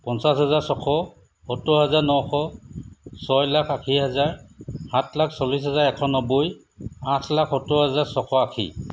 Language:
Assamese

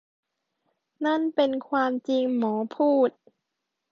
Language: Thai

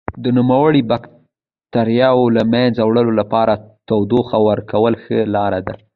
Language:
Pashto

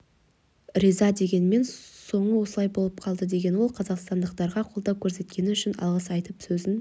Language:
Kazakh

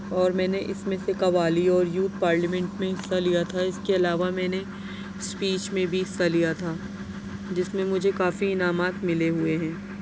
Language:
Urdu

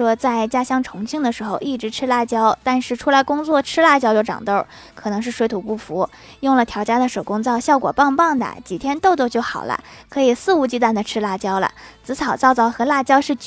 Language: Chinese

